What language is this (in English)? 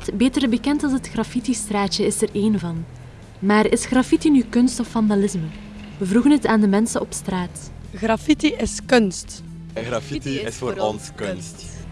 Dutch